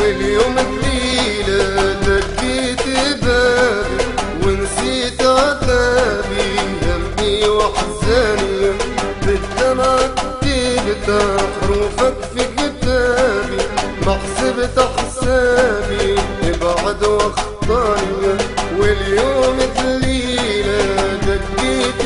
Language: Arabic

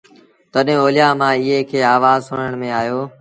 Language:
Sindhi Bhil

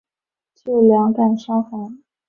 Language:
Chinese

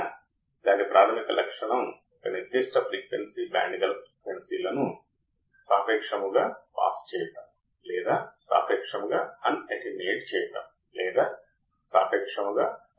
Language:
Telugu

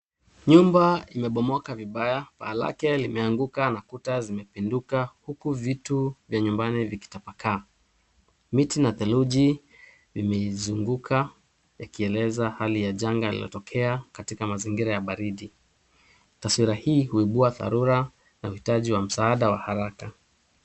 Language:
Swahili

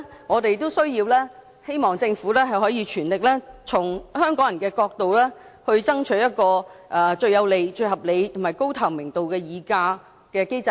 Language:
Cantonese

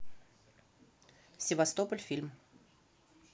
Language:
Russian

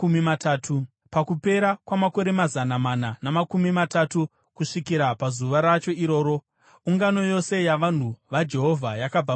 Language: Shona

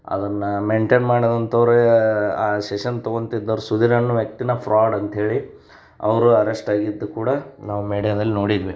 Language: Kannada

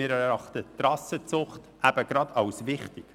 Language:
Swiss German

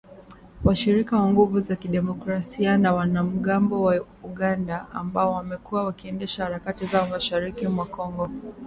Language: Swahili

